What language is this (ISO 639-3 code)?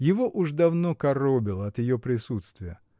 rus